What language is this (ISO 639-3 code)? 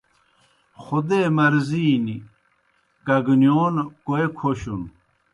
plk